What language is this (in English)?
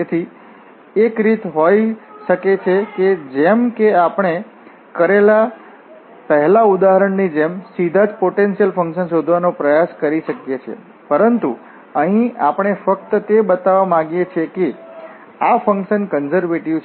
Gujarati